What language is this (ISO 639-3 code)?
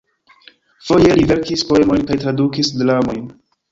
epo